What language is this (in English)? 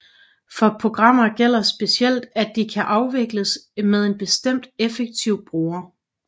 Danish